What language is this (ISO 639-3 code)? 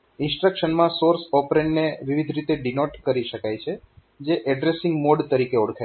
guj